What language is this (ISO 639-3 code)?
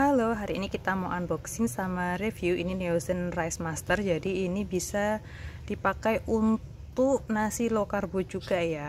ind